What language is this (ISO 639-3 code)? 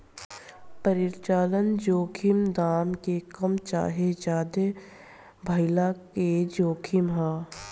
bho